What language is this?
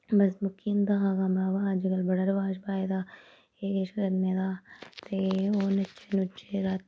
Dogri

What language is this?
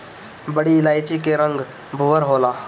Bhojpuri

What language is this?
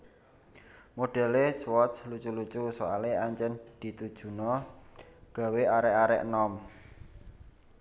Javanese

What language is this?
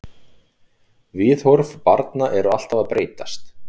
Icelandic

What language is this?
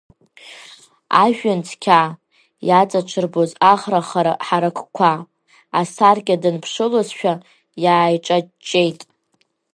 Abkhazian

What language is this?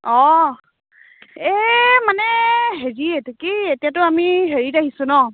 Assamese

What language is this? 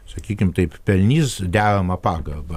Lithuanian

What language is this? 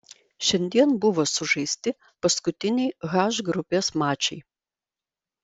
Lithuanian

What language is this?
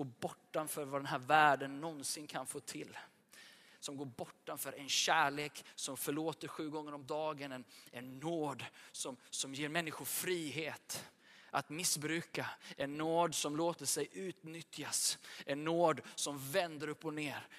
Swedish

